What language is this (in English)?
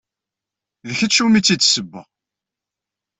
Kabyle